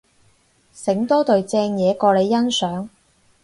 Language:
Cantonese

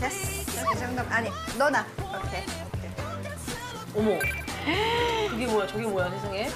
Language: Korean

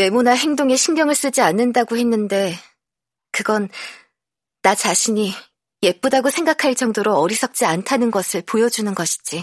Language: Korean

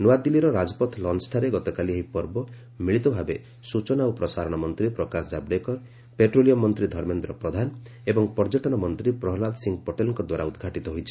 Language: Odia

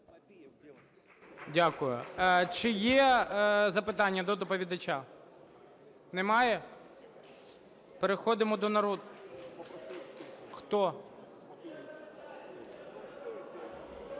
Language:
Ukrainian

